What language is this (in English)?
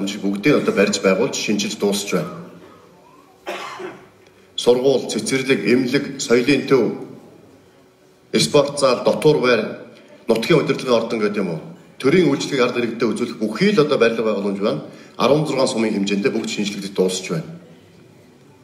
Turkish